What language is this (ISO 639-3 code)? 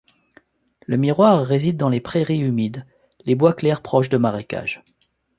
fra